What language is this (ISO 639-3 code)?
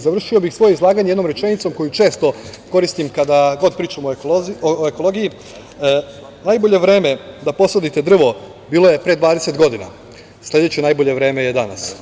srp